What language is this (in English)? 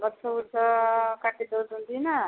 Odia